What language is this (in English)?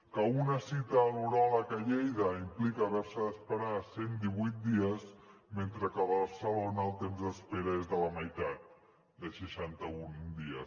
Catalan